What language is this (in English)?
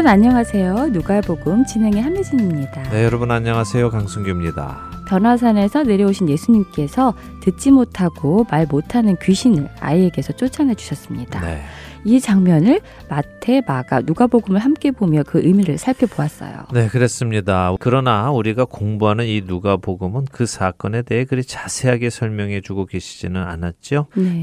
Korean